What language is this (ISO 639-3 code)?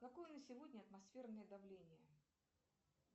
rus